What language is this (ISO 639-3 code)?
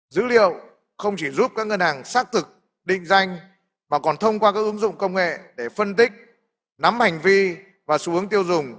vie